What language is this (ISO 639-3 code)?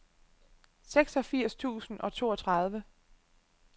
dan